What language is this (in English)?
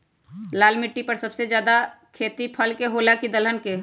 Magahi